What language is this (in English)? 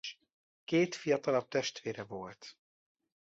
Hungarian